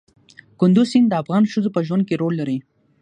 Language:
Pashto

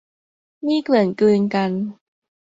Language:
Thai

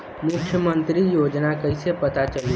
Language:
Bhojpuri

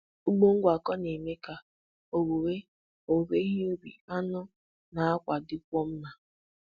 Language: Igbo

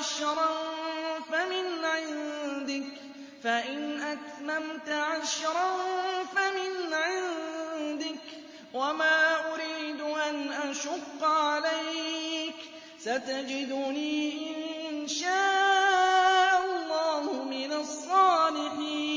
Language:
Arabic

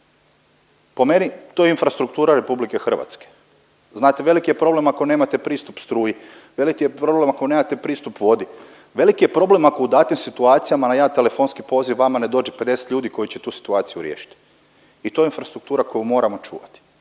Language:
Croatian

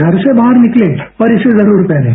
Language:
Hindi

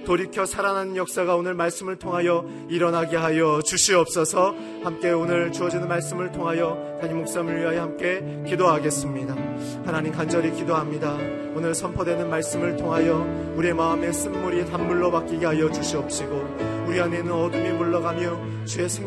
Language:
Korean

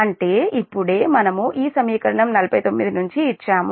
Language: Telugu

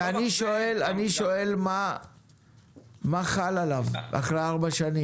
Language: Hebrew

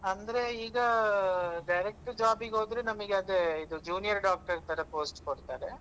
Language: Kannada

